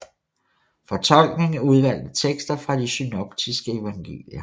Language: Danish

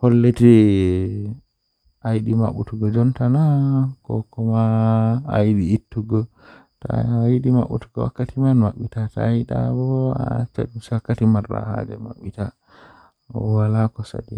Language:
Western Niger Fulfulde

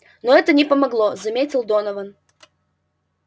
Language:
Russian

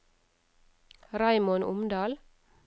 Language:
Norwegian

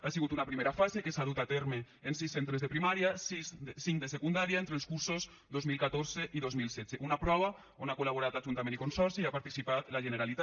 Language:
Catalan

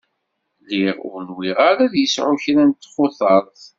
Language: Kabyle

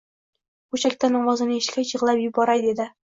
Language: Uzbek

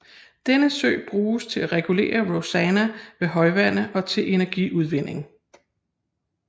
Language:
Danish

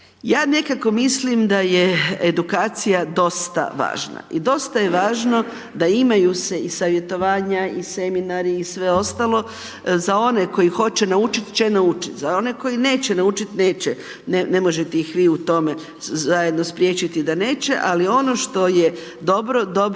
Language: Croatian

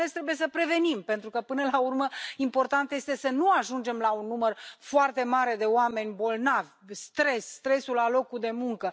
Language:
Romanian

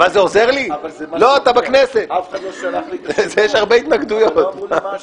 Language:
Hebrew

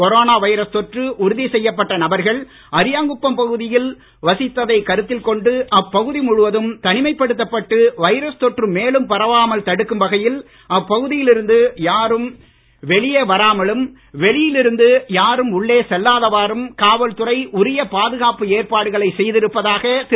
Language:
Tamil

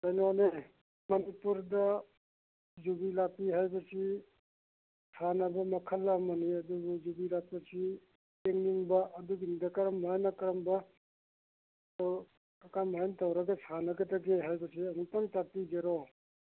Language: Manipuri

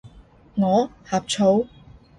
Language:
Cantonese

